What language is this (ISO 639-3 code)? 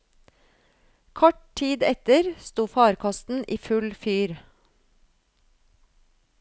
nor